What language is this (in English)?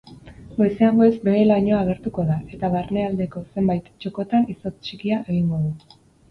Basque